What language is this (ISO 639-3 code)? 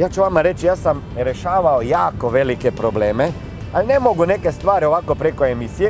hrv